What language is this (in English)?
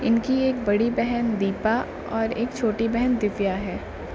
Urdu